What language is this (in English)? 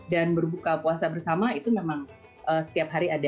Indonesian